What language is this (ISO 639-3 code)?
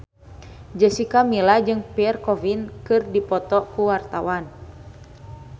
sun